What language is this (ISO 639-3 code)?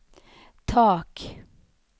swe